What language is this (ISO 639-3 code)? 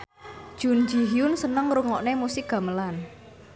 jav